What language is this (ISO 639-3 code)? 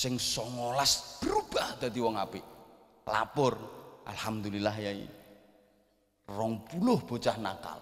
ind